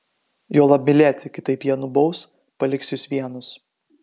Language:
Lithuanian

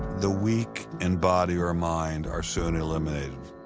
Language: English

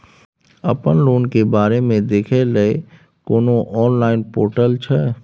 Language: Maithili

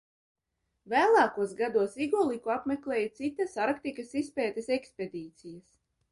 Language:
Latvian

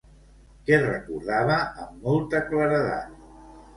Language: Catalan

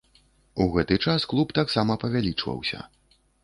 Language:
Belarusian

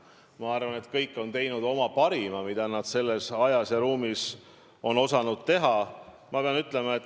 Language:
Estonian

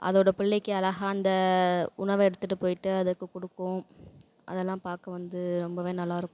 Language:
Tamil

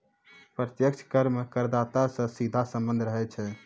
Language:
Maithili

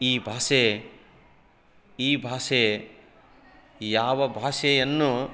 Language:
Kannada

